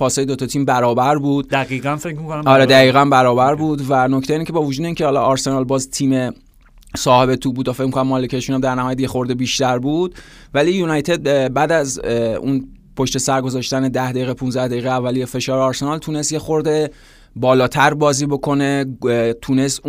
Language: Persian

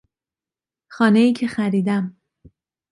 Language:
Persian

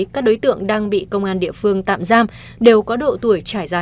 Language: Vietnamese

